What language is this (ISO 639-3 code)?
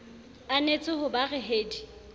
sot